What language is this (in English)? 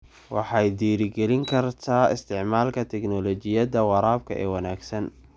Somali